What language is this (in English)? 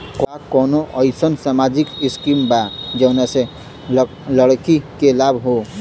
Bhojpuri